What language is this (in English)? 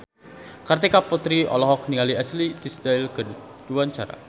Sundanese